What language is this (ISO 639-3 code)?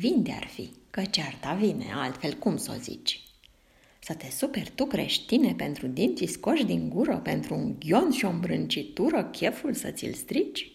ron